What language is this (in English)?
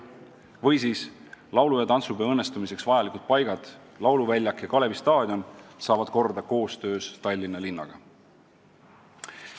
Estonian